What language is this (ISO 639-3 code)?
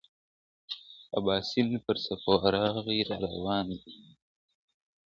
pus